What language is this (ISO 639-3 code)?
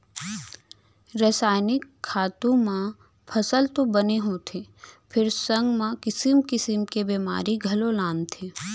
hne